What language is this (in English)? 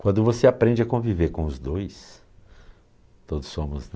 Portuguese